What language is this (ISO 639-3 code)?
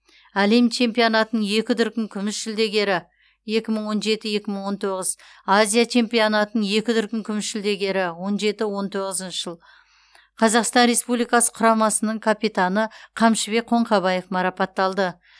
kaz